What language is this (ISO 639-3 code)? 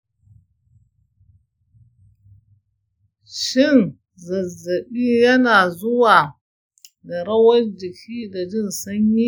hau